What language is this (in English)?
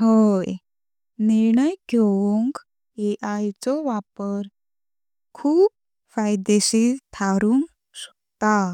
Konkani